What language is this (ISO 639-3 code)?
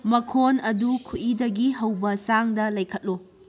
mni